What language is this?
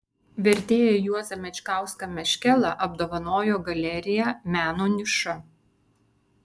Lithuanian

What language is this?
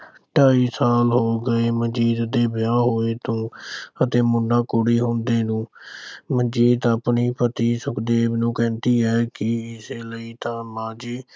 Punjabi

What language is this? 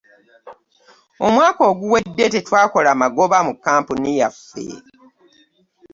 Ganda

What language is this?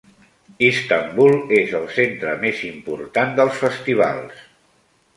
Catalan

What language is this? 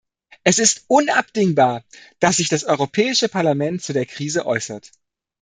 German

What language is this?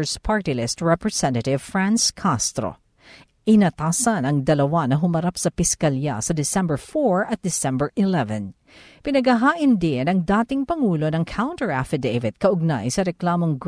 Filipino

